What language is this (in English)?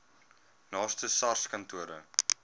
Afrikaans